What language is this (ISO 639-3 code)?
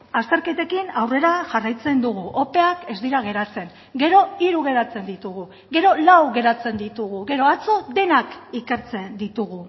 eus